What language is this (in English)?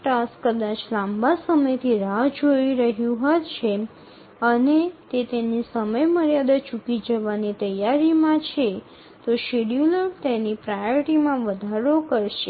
Bangla